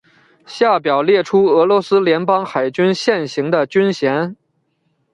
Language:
Chinese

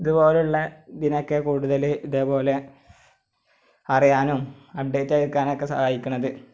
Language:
Malayalam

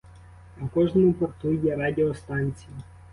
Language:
Ukrainian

